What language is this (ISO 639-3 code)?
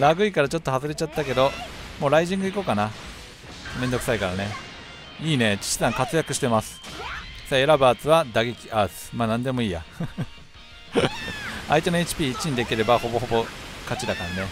jpn